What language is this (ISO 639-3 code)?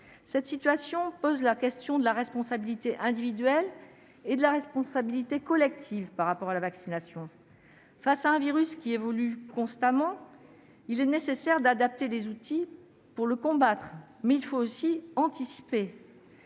fra